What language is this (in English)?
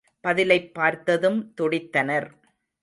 Tamil